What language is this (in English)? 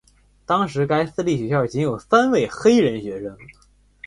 Chinese